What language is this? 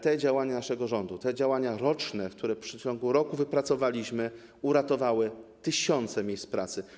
Polish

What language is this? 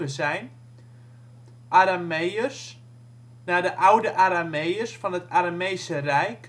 Dutch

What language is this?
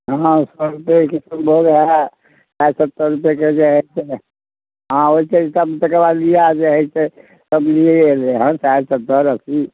Maithili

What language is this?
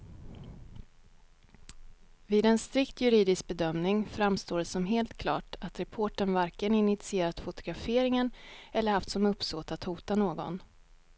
Swedish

